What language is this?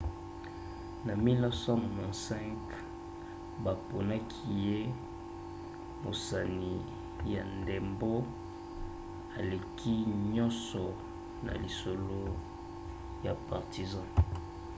Lingala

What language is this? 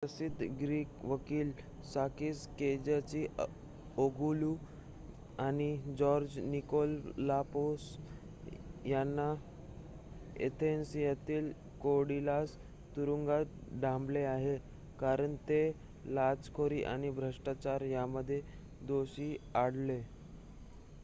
Marathi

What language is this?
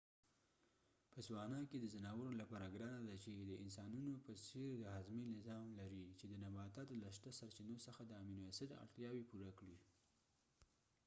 Pashto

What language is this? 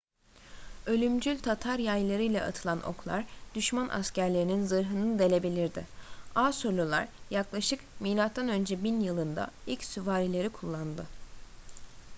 Turkish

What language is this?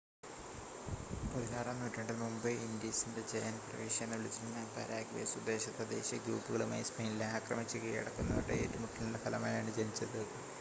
Malayalam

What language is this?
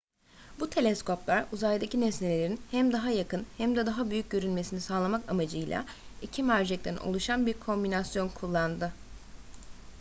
Turkish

